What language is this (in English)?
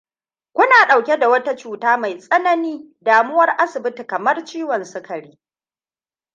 Hausa